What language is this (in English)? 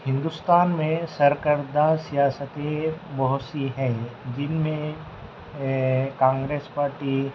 Urdu